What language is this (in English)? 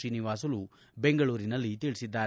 Kannada